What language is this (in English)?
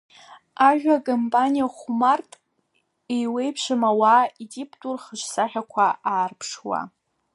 Abkhazian